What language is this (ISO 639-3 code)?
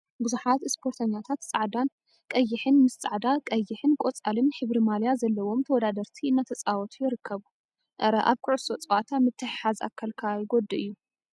tir